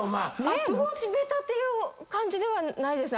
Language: Japanese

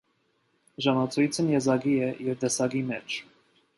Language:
Armenian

